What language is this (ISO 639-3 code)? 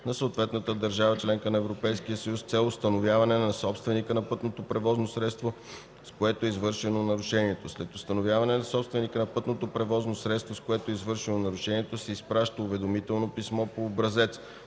bul